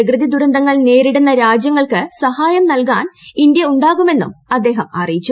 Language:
Malayalam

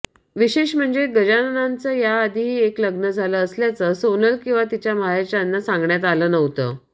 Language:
Marathi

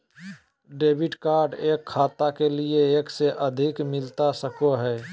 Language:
Magahi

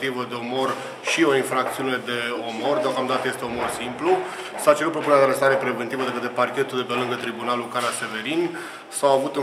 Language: Romanian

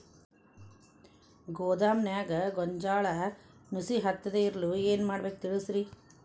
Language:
Kannada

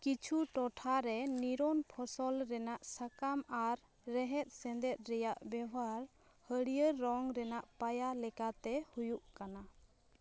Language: Santali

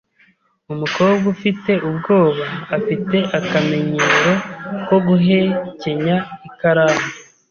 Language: Kinyarwanda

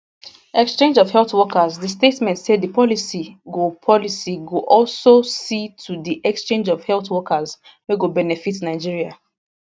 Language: Nigerian Pidgin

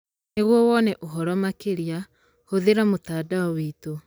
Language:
Kikuyu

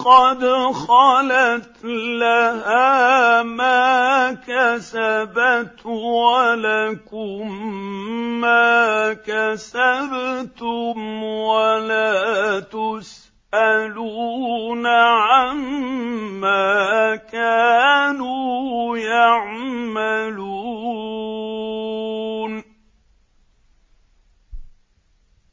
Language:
Arabic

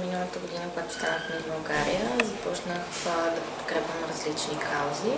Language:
Bulgarian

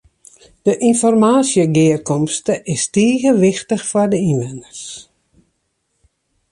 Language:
Western Frisian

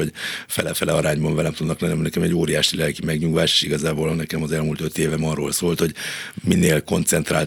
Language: Hungarian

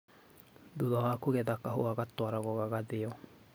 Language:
Kikuyu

